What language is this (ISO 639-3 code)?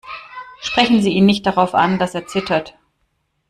deu